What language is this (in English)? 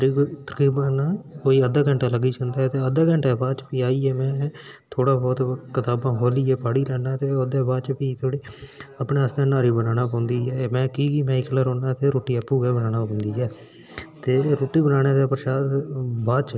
Dogri